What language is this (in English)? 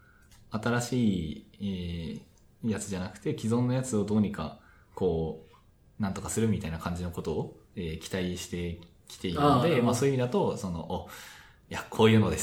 Japanese